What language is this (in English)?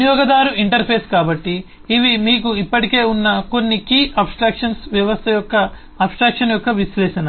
Telugu